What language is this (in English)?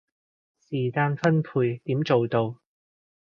Cantonese